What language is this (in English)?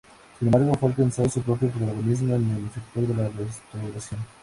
Spanish